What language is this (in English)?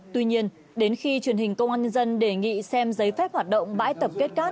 Vietnamese